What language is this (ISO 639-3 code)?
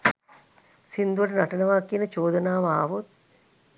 sin